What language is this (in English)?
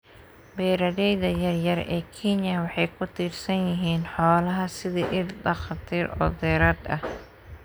Somali